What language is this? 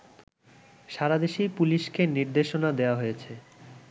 Bangla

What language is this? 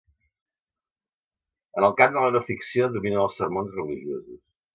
Catalan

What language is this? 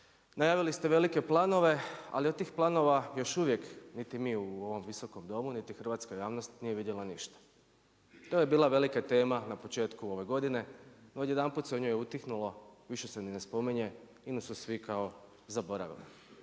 Croatian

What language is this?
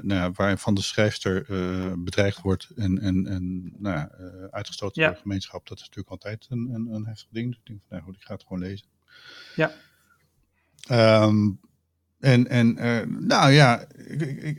Dutch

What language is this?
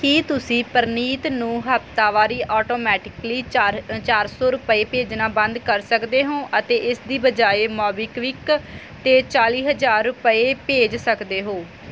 Punjabi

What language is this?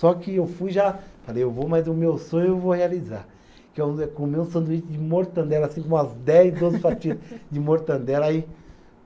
Portuguese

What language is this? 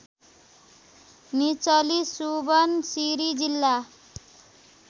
Nepali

